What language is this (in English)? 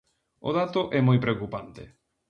Galician